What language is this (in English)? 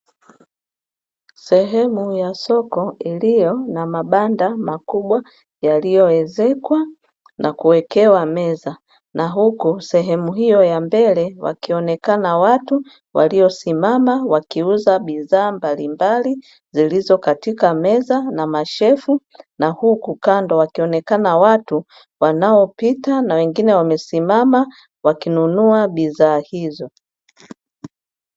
Swahili